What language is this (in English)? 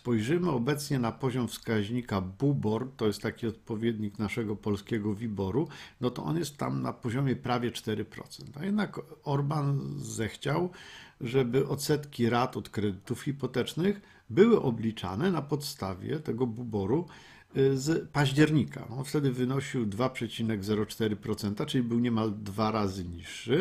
Polish